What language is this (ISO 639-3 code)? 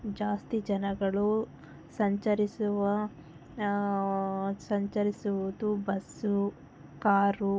kan